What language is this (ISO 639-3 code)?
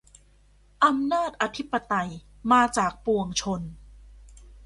tha